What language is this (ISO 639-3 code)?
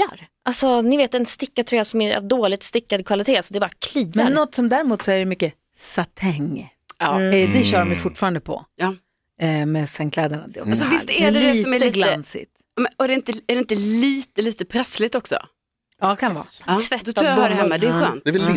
swe